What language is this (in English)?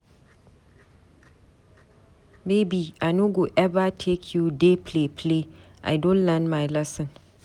Nigerian Pidgin